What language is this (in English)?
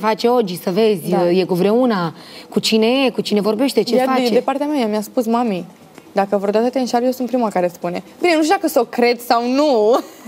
Romanian